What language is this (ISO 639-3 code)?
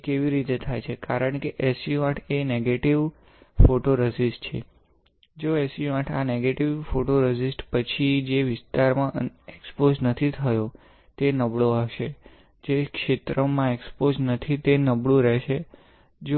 guj